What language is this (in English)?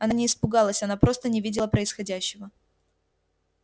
Russian